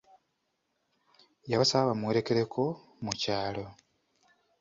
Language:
Ganda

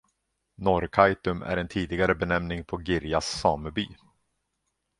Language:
Swedish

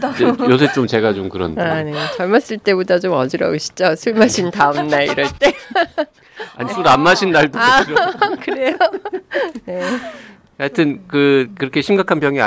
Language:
Korean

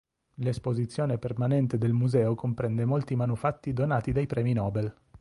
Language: Italian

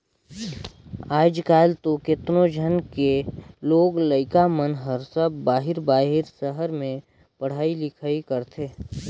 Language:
Chhattisgarhi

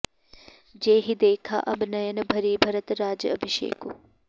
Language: Sanskrit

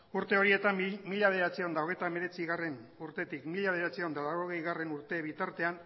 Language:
Basque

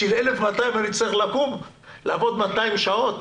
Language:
Hebrew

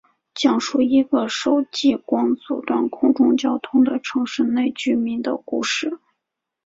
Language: Chinese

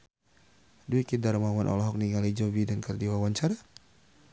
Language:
Sundanese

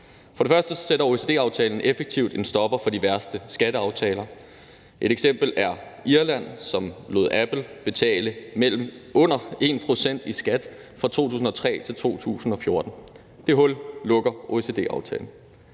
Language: Danish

